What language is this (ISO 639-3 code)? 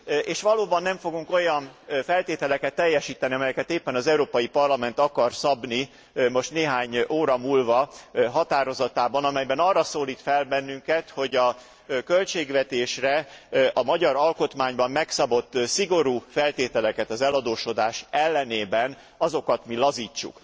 hun